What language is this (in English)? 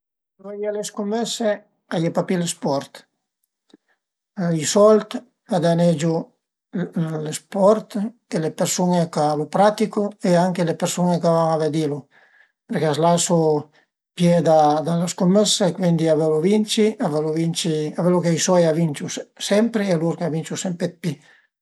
Piedmontese